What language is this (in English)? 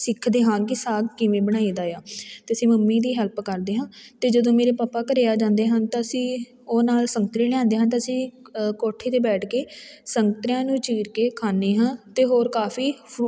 Punjabi